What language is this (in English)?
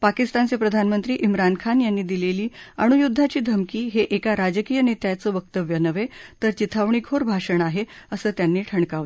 Marathi